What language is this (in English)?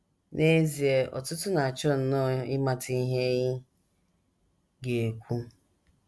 Igbo